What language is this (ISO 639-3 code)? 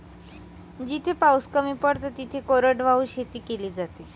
mar